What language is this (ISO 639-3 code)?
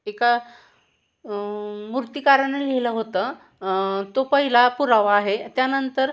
mar